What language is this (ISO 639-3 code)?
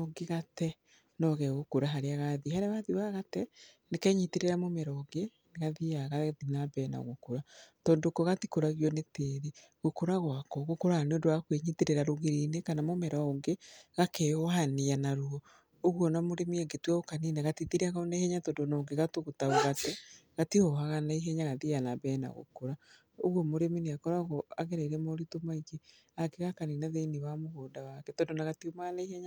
kik